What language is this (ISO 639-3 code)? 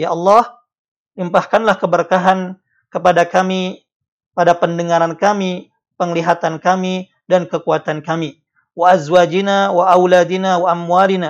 ind